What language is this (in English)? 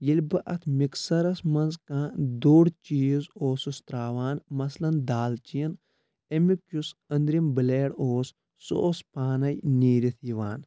Kashmiri